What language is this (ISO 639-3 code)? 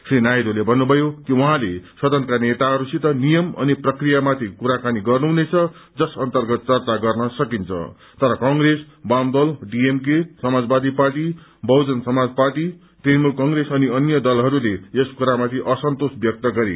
nep